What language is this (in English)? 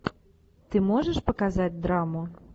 Russian